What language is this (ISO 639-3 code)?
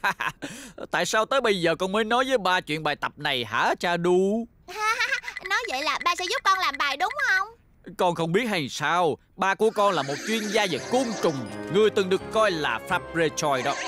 vie